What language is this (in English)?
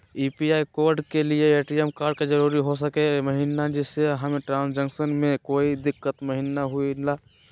Magahi